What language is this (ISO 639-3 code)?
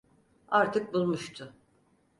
tur